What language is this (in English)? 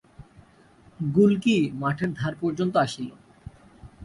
Bangla